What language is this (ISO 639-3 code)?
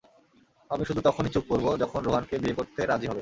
ben